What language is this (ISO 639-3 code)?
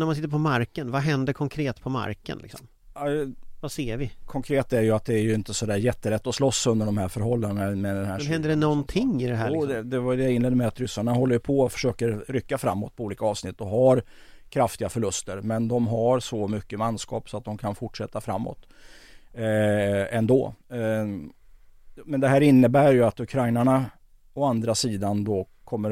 swe